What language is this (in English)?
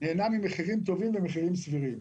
Hebrew